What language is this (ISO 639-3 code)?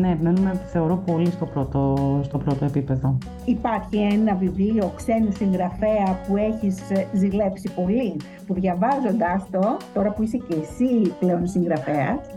ell